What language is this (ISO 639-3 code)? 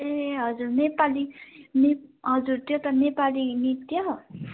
nep